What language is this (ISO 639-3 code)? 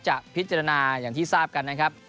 tha